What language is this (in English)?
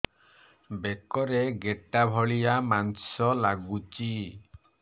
Odia